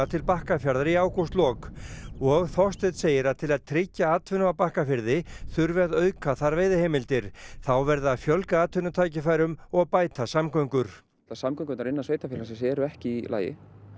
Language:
Icelandic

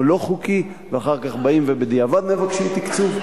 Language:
Hebrew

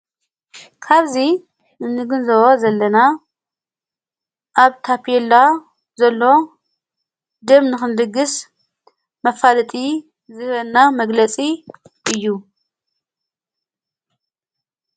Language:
Tigrinya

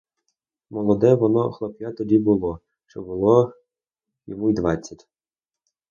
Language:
Ukrainian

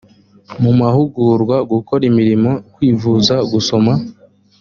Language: Kinyarwanda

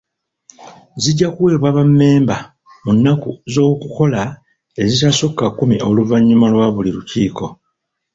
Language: Ganda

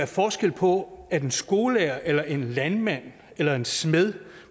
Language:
Danish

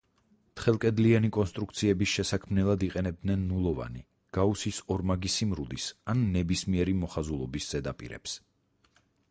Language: Georgian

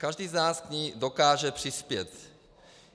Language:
Czech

